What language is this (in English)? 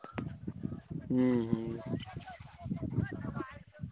Odia